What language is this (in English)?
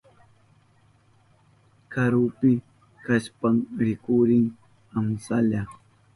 Southern Pastaza Quechua